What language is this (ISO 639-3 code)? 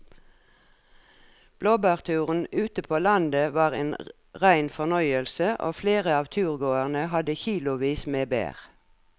nor